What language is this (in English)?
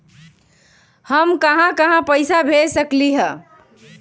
Magahi